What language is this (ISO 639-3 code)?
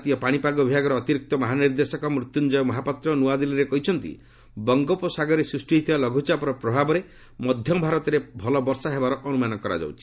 ori